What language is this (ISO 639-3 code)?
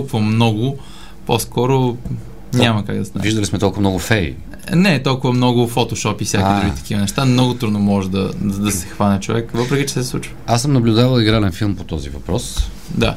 bul